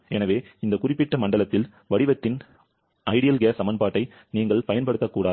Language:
Tamil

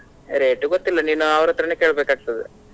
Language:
Kannada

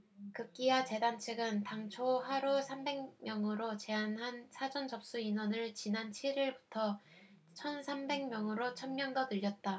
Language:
Korean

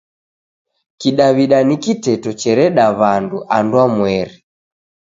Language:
Taita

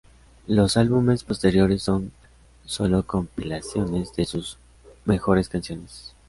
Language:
Spanish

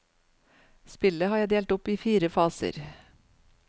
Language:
Norwegian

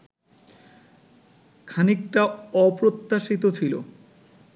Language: Bangla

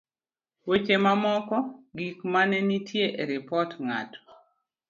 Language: Luo (Kenya and Tanzania)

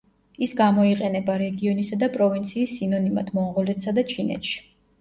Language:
Georgian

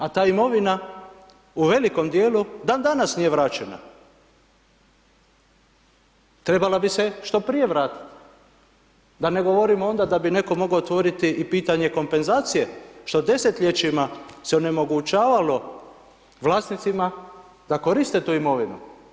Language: Croatian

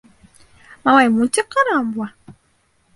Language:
Bashkir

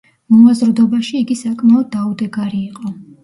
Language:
Georgian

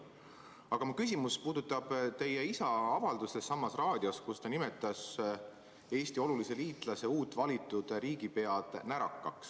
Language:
Estonian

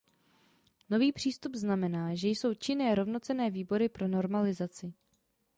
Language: Czech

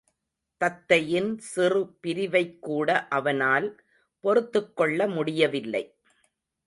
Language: Tamil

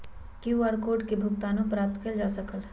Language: Magahi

